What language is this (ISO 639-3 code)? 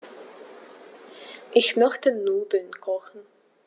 deu